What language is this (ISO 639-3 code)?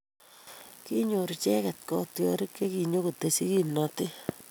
kln